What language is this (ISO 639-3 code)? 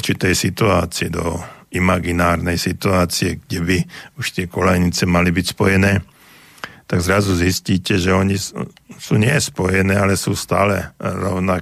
slk